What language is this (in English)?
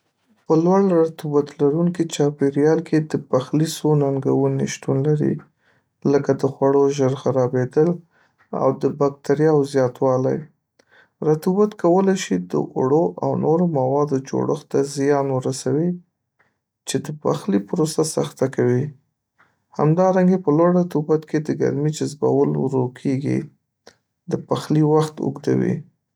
Pashto